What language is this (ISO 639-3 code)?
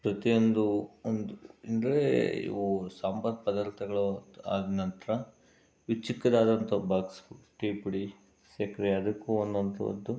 kan